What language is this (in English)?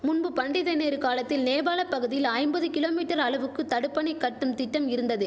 Tamil